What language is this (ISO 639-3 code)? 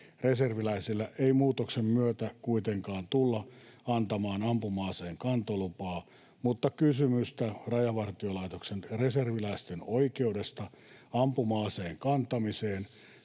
fin